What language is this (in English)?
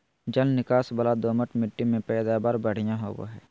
Magahi